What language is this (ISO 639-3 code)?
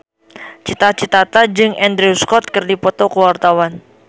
sun